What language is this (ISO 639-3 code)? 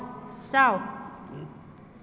mni